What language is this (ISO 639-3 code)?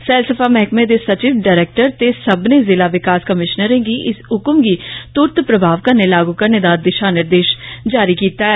doi